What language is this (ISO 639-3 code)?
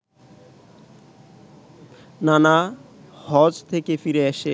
ben